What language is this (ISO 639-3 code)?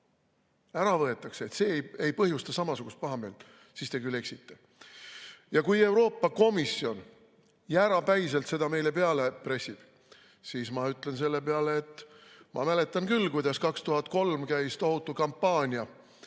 est